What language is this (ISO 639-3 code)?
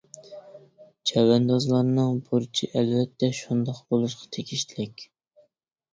uig